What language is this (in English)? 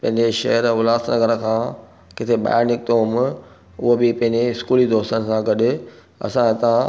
Sindhi